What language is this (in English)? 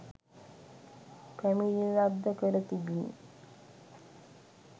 Sinhala